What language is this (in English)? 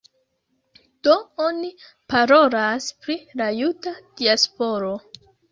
Esperanto